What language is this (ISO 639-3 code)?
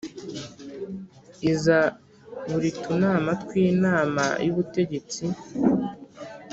kin